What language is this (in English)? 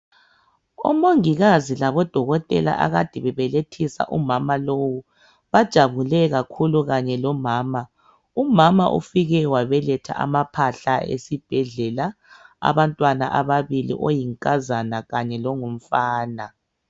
North Ndebele